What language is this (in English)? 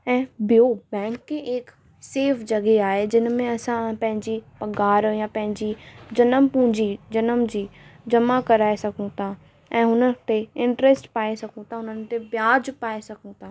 Sindhi